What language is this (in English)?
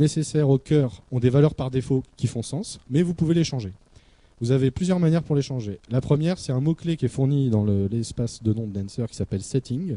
French